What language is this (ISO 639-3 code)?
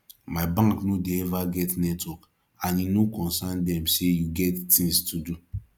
pcm